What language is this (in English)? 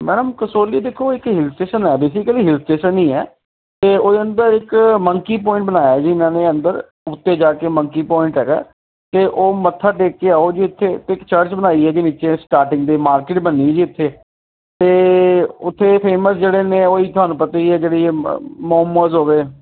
Punjabi